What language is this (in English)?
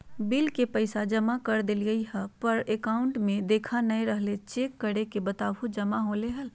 Magahi